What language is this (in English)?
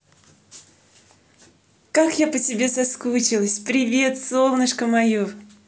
Russian